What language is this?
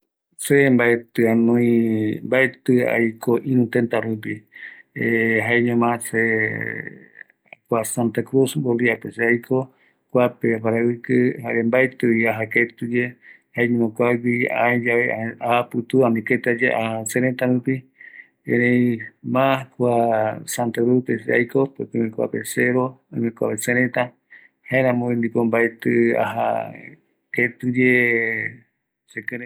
Eastern Bolivian Guaraní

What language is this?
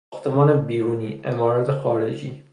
Persian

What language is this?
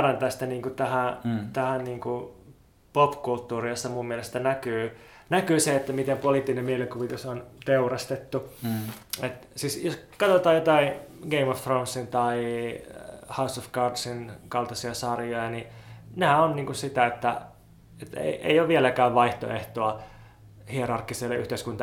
Finnish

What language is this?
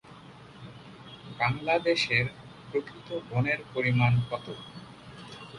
Bangla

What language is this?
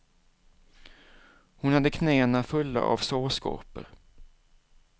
Swedish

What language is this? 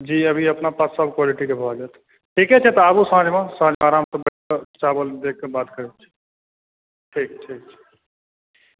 Maithili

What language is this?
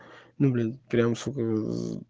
Russian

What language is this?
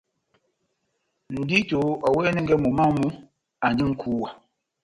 Batanga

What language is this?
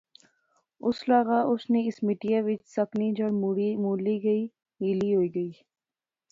Pahari-Potwari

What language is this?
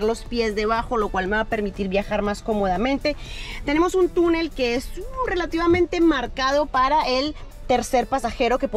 Spanish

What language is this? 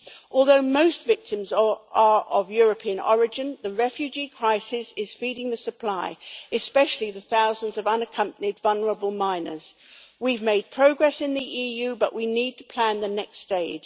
English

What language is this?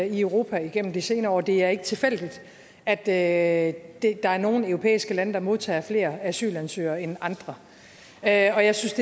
Danish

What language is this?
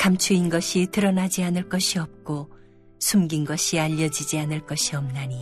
Korean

